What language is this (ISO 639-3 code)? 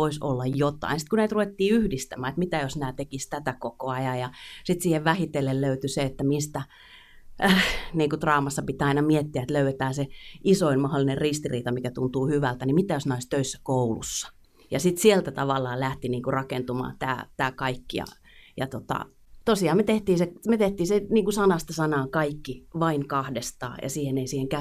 fin